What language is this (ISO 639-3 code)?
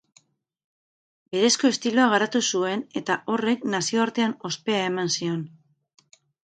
eus